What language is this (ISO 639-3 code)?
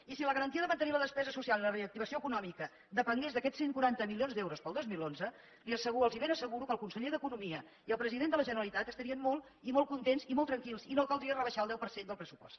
cat